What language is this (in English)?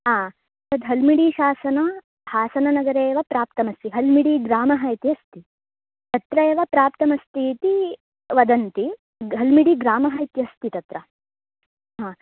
Sanskrit